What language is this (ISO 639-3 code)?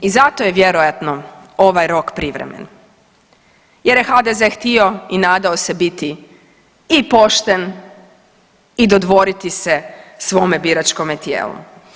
hrv